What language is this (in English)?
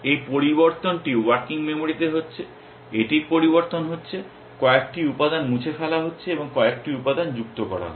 Bangla